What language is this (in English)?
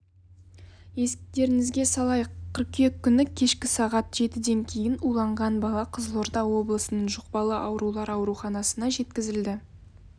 Kazakh